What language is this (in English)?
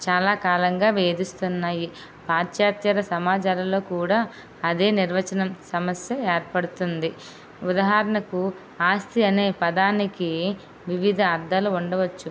Telugu